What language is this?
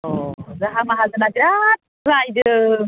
Bodo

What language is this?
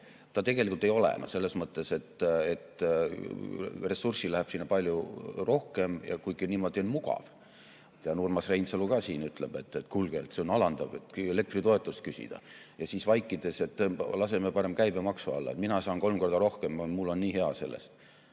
Estonian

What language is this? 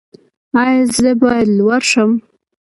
Pashto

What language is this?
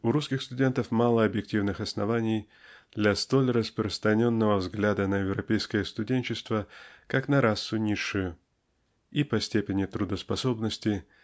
Russian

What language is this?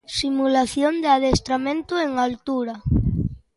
Galician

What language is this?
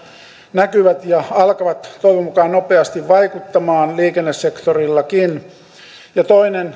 Finnish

